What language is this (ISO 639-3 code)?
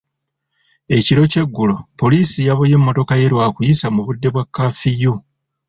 lug